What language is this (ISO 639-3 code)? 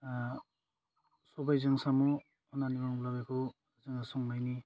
brx